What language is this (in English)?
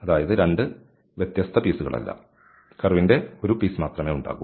Malayalam